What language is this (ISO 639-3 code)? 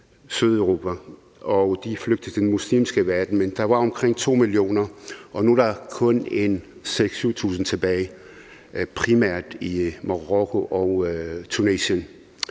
dan